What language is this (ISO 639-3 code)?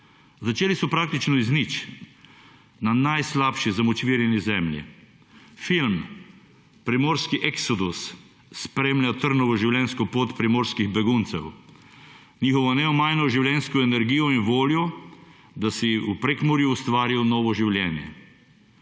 slv